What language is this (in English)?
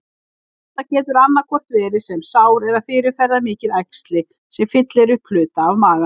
Icelandic